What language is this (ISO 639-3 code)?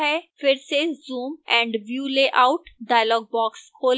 hin